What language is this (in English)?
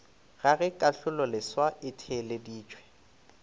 Northern Sotho